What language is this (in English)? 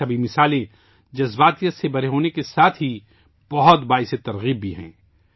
Urdu